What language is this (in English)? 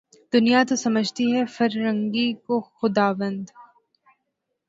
Urdu